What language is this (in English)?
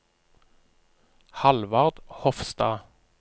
Norwegian